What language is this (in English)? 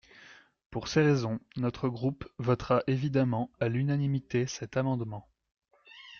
French